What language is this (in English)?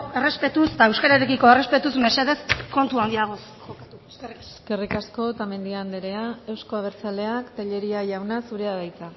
Basque